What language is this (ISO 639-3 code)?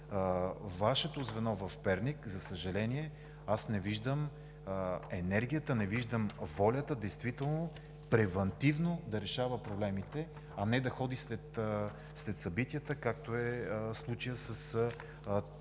bul